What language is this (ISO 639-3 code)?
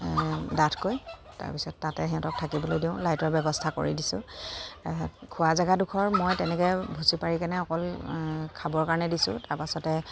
asm